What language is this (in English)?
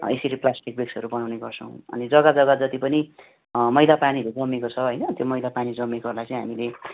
Nepali